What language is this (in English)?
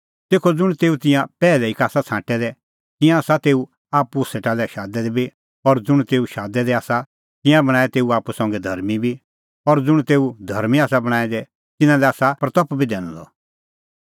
Kullu Pahari